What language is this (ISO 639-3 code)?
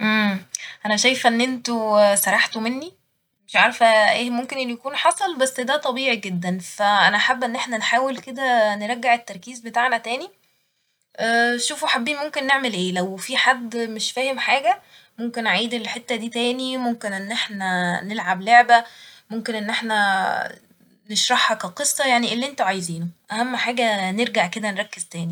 arz